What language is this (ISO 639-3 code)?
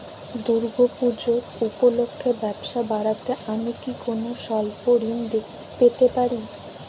ben